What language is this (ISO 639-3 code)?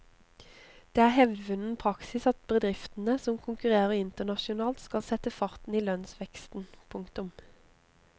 nor